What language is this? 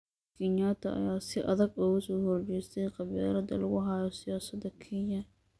Somali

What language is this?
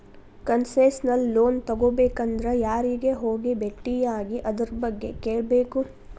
Kannada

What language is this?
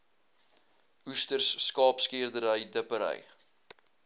Afrikaans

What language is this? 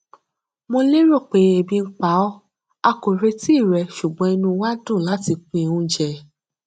Yoruba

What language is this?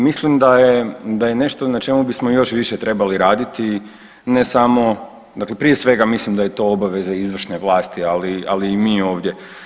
Croatian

